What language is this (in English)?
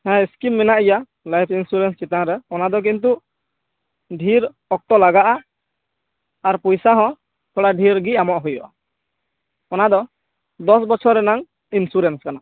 Santali